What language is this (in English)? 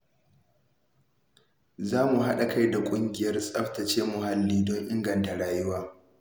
Hausa